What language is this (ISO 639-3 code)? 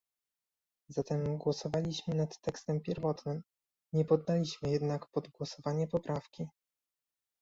pol